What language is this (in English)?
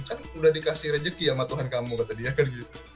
Indonesian